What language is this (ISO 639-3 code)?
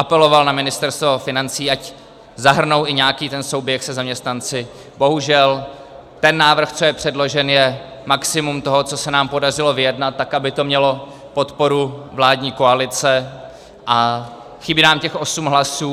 ces